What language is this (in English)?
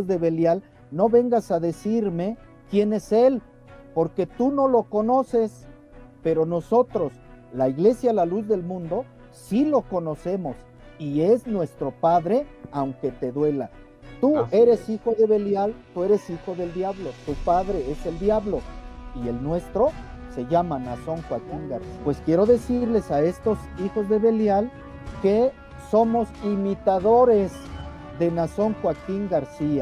Spanish